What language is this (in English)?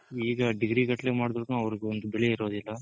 Kannada